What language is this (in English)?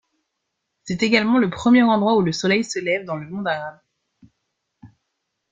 French